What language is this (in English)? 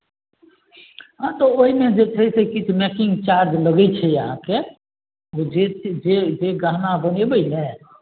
Maithili